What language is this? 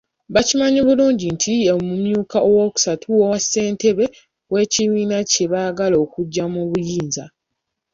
Ganda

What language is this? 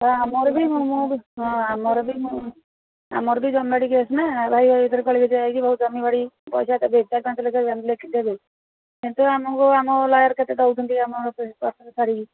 Odia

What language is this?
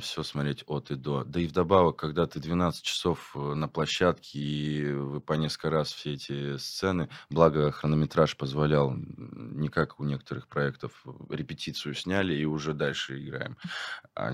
Russian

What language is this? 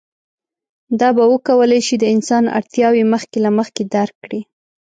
Pashto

